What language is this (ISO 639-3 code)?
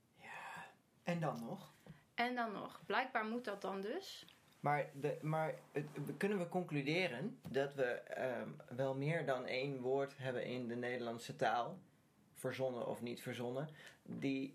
nld